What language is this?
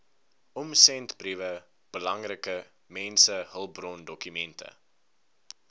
Afrikaans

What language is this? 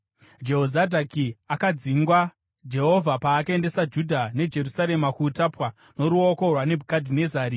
Shona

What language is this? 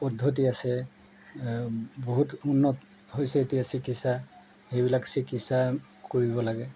Assamese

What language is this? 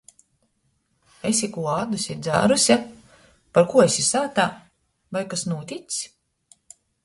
Latgalian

